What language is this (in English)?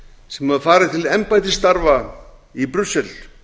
Icelandic